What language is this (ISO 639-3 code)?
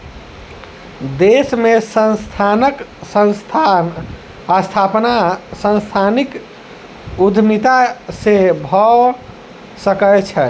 mai